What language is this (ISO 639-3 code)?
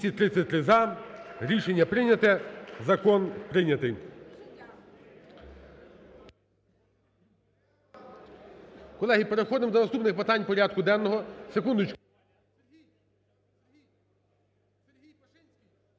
ukr